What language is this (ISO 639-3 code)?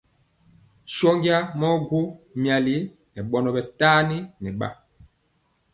mcx